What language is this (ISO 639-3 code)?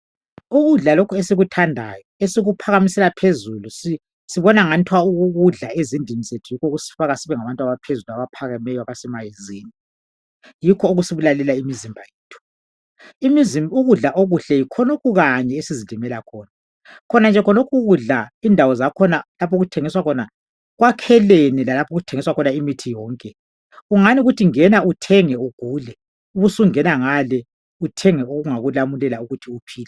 nde